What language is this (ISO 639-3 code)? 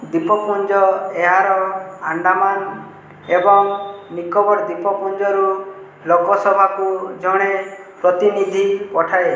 ori